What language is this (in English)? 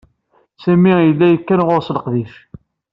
Kabyle